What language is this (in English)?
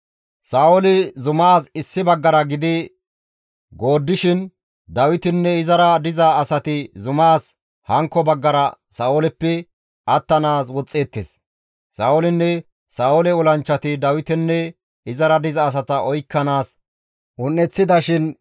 Gamo